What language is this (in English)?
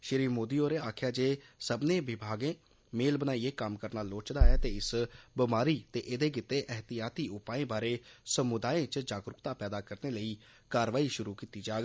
Dogri